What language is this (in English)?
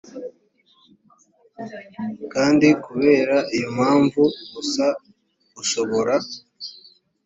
Kinyarwanda